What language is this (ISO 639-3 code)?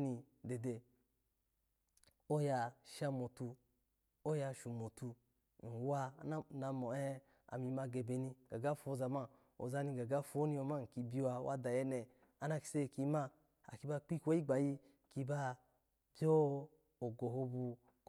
ala